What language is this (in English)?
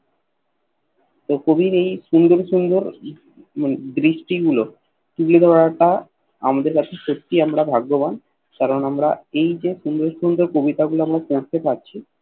Bangla